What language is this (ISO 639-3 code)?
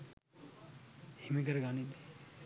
sin